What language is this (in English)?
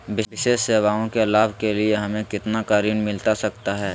Magahi